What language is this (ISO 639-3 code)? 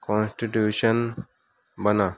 urd